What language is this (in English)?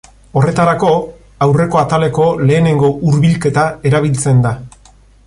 Basque